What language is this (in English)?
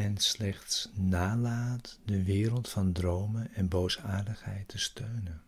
Dutch